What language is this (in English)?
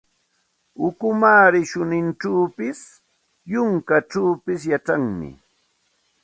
Santa Ana de Tusi Pasco Quechua